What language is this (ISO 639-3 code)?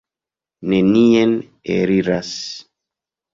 epo